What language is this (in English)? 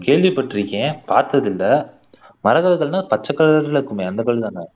Tamil